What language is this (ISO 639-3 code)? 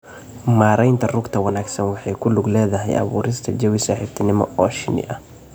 som